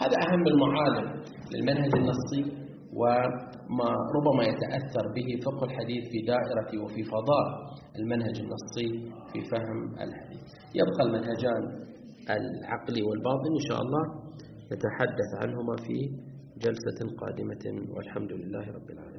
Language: Arabic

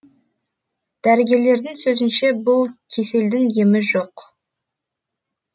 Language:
Kazakh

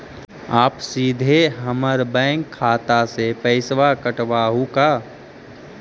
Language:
Magahi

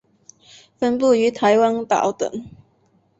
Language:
Chinese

